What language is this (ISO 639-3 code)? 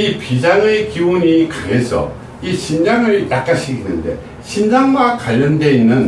kor